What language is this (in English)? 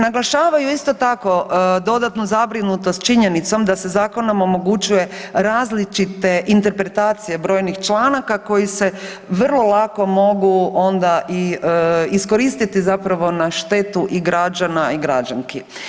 Croatian